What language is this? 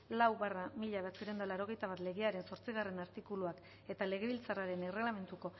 Basque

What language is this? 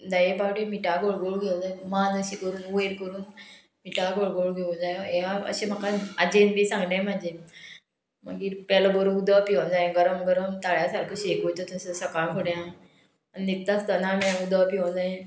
Konkani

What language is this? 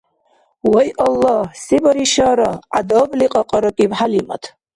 Dargwa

